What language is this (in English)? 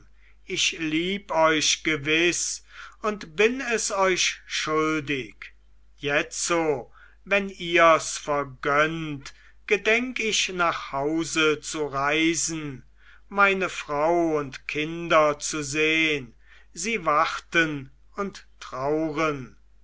German